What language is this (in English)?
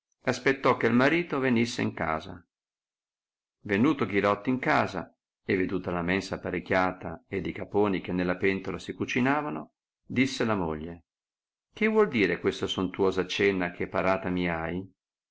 Italian